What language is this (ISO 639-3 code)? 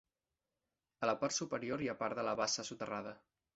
cat